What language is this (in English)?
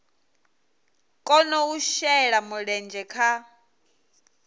Venda